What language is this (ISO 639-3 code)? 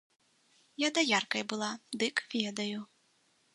bel